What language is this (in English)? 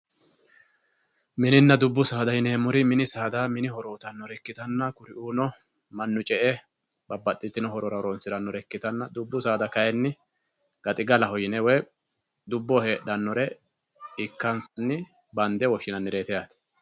Sidamo